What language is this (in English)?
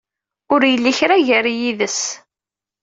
Kabyle